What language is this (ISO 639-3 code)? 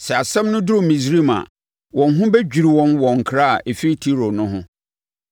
aka